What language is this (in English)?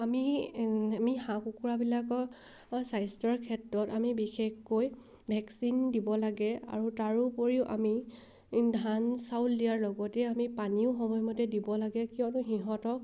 Assamese